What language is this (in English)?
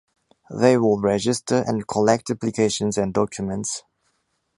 English